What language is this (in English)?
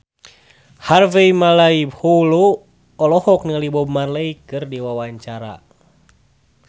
Sundanese